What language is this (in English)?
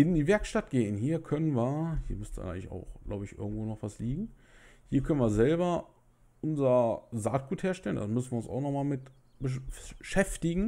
German